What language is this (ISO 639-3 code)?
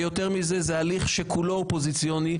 heb